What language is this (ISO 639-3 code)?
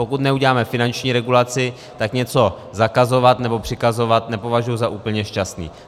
ces